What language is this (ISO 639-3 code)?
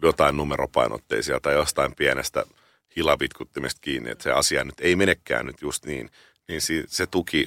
fin